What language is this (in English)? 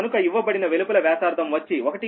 Telugu